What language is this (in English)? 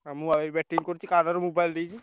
Odia